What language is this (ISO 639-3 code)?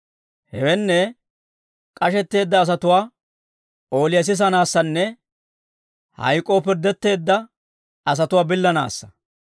dwr